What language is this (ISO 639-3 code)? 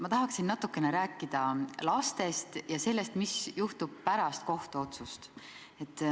est